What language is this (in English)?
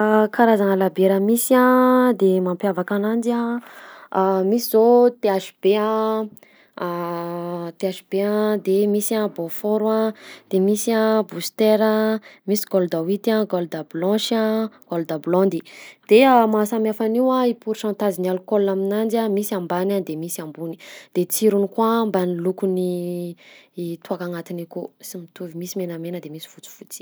Southern Betsimisaraka Malagasy